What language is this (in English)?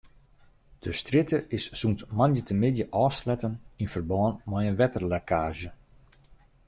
Western Frisian